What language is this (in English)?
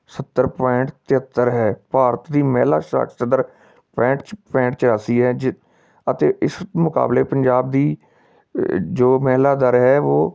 Punjabi